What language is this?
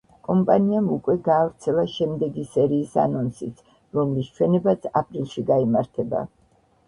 Georgian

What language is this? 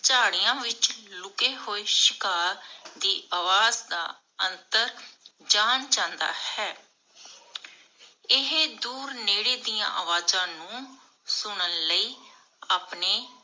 Punjabi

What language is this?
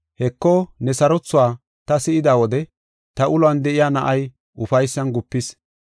Gofa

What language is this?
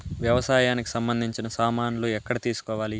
Telugu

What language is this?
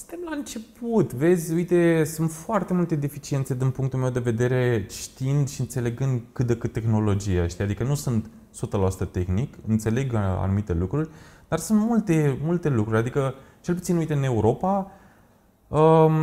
Romanian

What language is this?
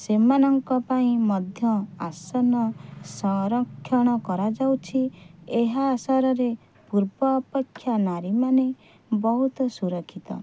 Odia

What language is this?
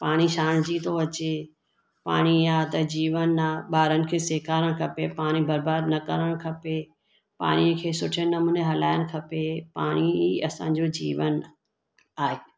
Sindhi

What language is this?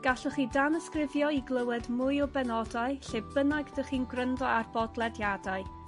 Welsh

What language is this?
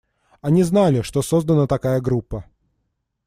Russian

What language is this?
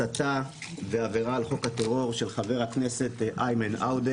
Hebrew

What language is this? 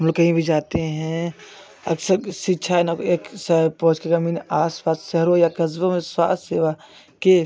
Hindi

